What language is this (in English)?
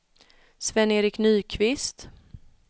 Swedish